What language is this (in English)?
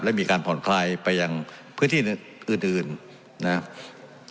Thai